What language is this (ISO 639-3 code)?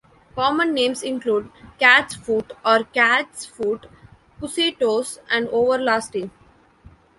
eng